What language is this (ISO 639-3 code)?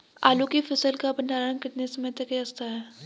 hin